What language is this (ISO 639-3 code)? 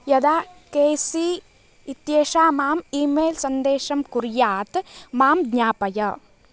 san